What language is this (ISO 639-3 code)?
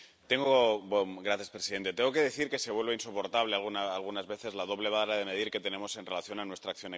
spa